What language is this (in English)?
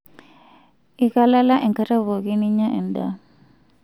Masai